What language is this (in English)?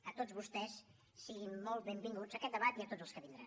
Catalan